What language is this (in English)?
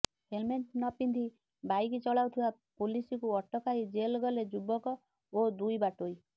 Odia